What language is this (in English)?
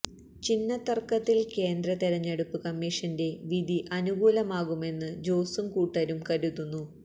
Malayalam